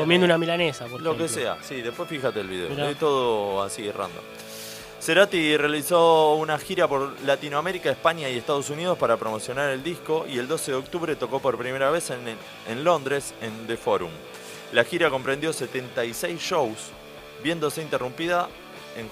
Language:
Spanish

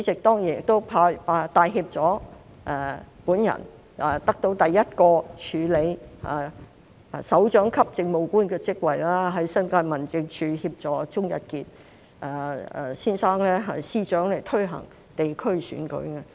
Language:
Cantonese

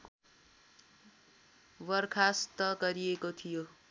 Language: Nepali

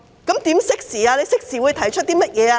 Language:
Cantonese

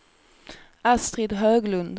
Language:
Swedish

